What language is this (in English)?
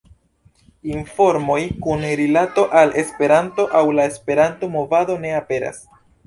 Esperanto